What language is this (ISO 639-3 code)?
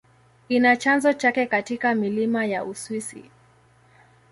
swa